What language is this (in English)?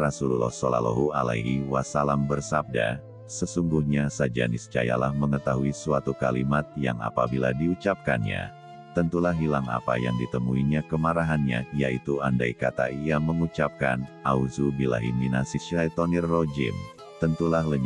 Indonesian